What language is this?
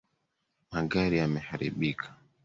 Swahili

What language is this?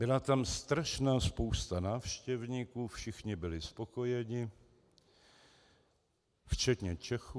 Czech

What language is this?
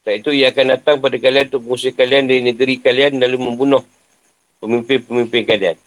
Malay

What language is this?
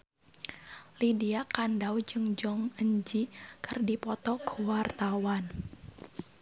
Sundanese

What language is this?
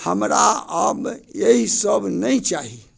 Maithili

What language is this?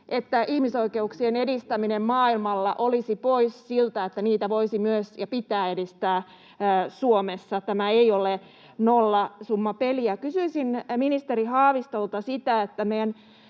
Finnish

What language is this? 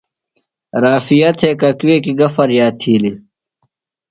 Phalura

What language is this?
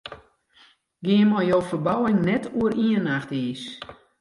Western Frisian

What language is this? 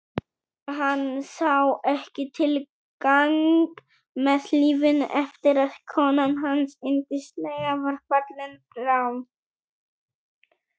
Icelandic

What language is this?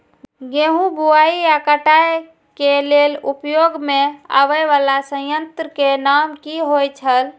Maithili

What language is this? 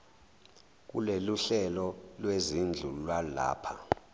Zulu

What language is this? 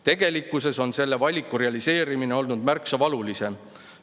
Estonian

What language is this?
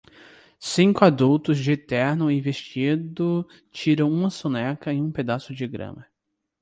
Portuguese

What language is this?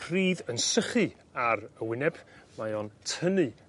Welsh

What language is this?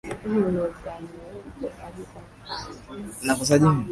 Swahili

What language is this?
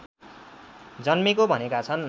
Nepali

